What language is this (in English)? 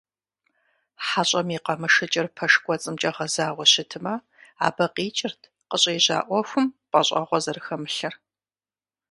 Kabardian